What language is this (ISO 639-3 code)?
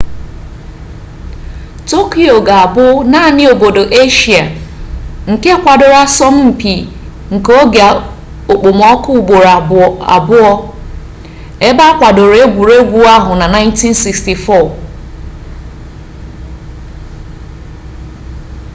ibo